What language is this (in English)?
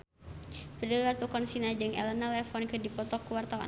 Sundanese